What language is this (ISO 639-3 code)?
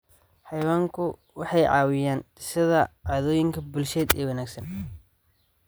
som